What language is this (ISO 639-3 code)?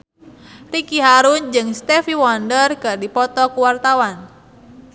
sun